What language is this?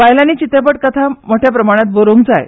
Konkani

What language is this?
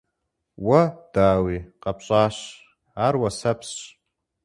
Kabardian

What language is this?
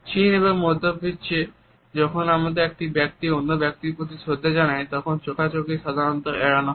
Bangla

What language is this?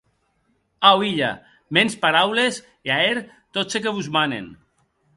Occitan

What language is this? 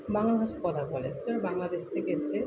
Bangla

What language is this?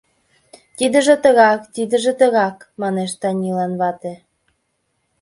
Mari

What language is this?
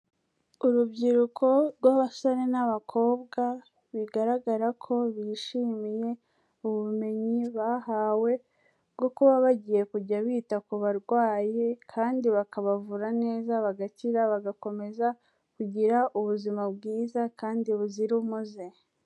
Kinyarwanda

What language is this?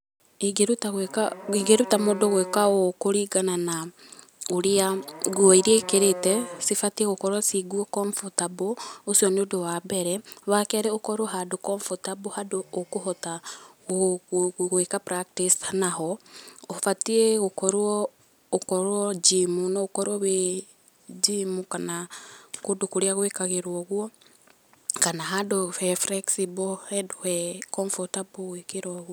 Kikuyu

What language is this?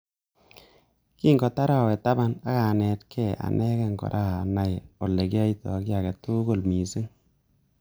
Kalenjin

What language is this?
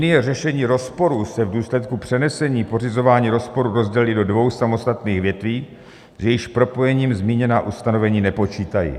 Czech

